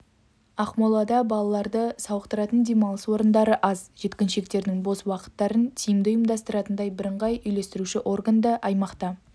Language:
Kazakh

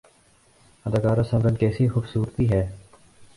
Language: Urdu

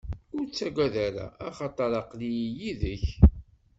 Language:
Kabyle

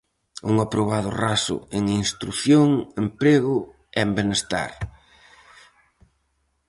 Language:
Galician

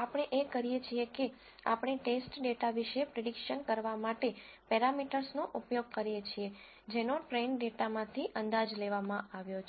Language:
Gujarati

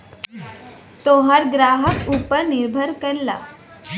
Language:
Bhojpuri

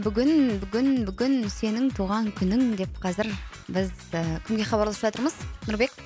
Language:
Kazakh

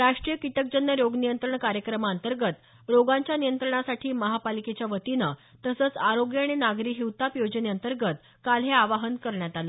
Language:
Marathi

